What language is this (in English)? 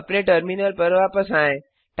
Hindi